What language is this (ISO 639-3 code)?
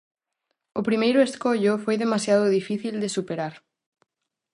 glg